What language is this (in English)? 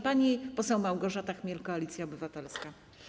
Polish